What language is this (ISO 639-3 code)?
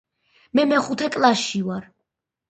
kat